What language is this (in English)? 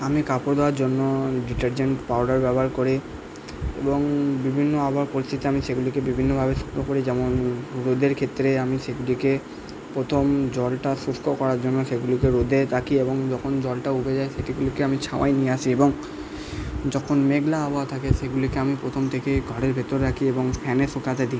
Bangla